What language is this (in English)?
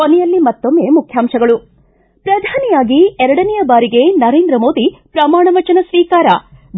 Kannada